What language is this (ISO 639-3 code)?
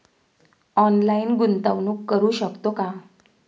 mar